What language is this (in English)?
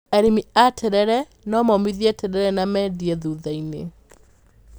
Kikuyu